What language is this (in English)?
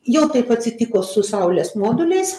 Lithuanian